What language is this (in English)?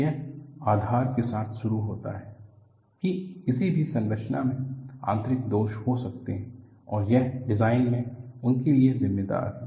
Hindi